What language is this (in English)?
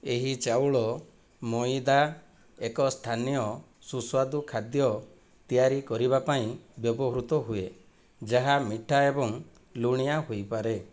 Odia